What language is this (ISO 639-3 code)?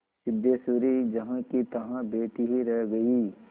hin